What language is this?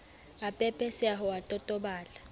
Southern Sotho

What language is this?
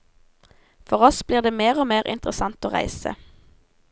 Norwegian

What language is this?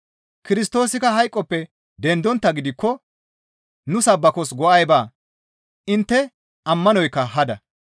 Gamo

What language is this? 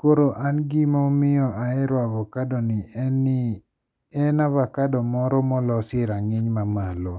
Luo (Kenya and Tanzania)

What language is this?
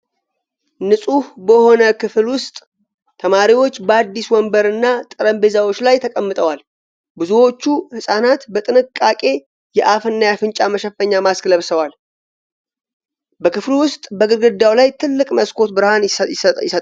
Amharic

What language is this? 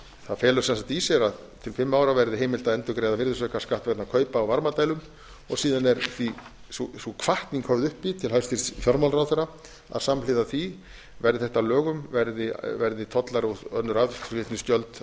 Icelandic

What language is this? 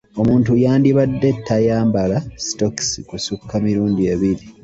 Ganda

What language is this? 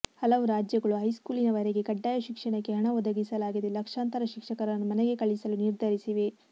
Kannada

